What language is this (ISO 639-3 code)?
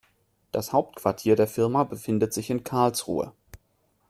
deu